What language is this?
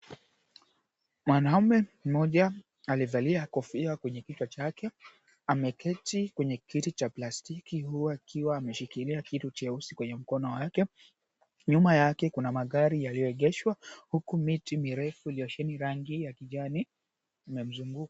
Swahili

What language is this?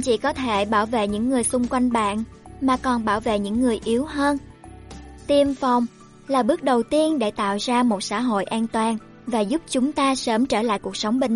Vietnamese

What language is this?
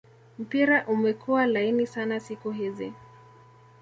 Swahili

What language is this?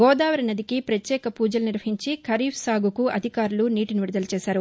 Telugu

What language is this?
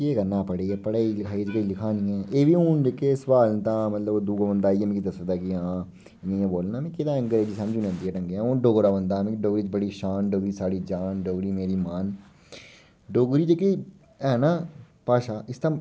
Dogri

